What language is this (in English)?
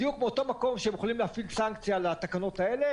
Hebrew